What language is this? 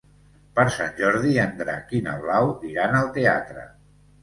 Catalan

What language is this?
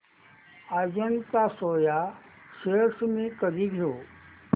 Marathi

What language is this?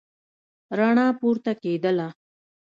Pashto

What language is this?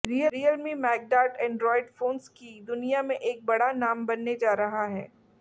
Hindi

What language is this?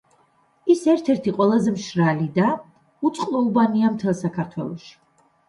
Georgian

